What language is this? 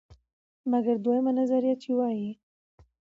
Pashto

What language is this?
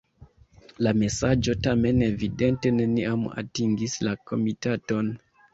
Esperanto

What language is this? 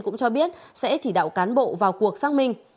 Vietnamese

